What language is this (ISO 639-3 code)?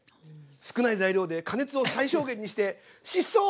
jpn